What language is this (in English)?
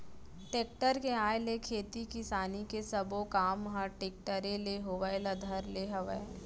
Chhattisgarhi